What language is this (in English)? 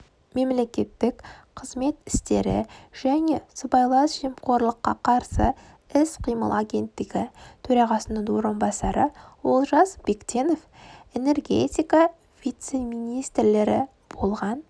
Kazakh